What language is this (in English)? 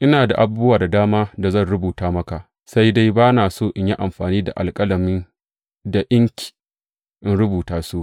Hausa